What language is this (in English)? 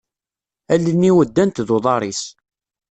Kabyle